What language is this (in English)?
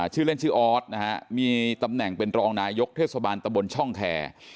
Thai